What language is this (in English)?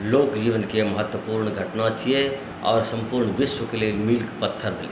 Maithili